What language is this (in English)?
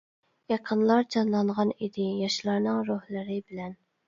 Uyghur